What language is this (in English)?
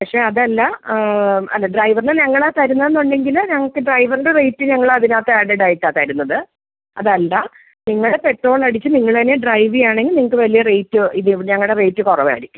Malayalam